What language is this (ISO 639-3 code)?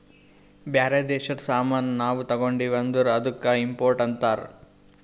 kan